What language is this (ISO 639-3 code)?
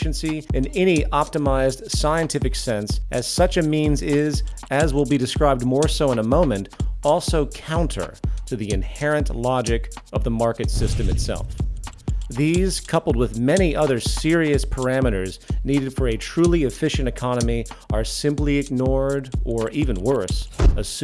eng